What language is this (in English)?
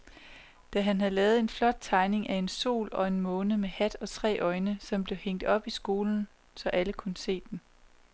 Danish